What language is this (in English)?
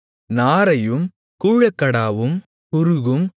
Tamil